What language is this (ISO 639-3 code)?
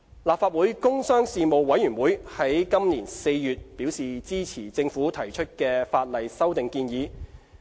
yue